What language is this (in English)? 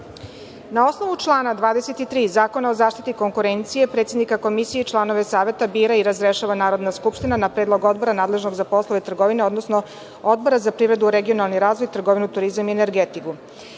Serbian